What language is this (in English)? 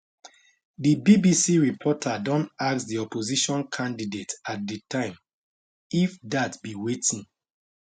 Nigerian Pidgin